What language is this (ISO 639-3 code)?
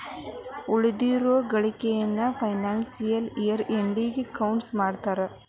kan